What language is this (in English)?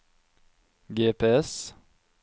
Norwegian